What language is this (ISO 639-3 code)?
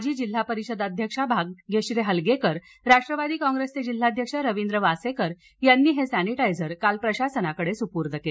mar